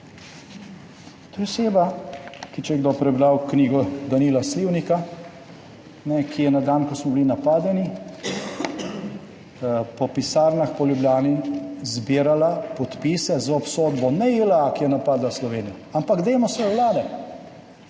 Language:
Slovenian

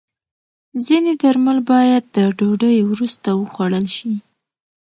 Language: Pashto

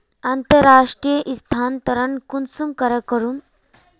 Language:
Magahi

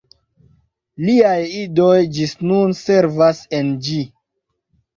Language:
Esperanto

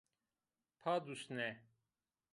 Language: Zaza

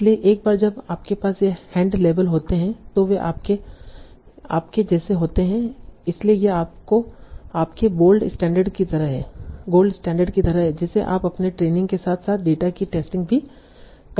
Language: Hindi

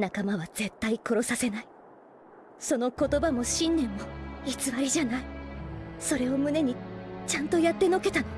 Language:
Japanese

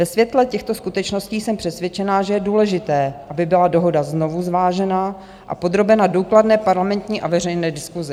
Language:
Czech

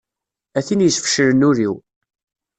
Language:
Kabyle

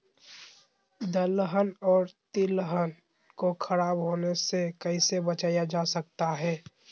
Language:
Magahi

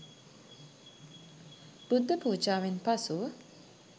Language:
Sinhala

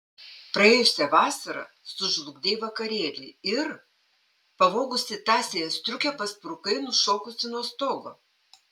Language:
Lithuanian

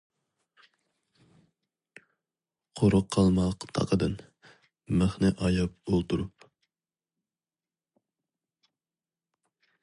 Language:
Uyghur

